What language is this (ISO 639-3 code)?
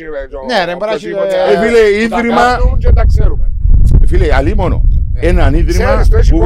ell